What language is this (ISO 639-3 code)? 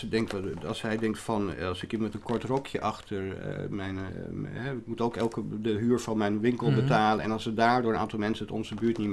nld